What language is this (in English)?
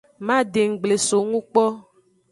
Aja (Benin)